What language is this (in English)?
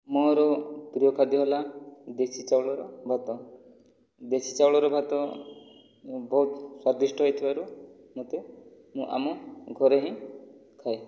Odia